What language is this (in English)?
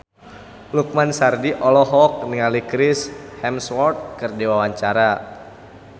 Sundanese